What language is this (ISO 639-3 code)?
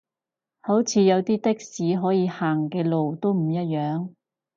yue